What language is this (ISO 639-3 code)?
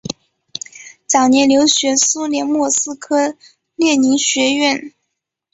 zho